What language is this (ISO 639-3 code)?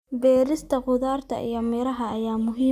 som